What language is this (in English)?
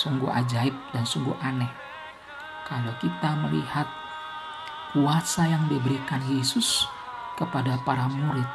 Indonesian